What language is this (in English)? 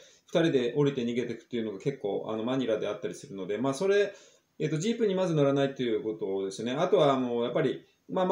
Japanese